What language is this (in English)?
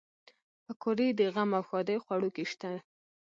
Pashto